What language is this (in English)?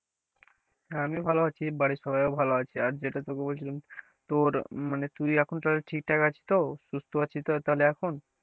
Bangla